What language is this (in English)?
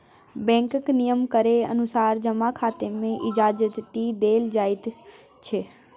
Maithili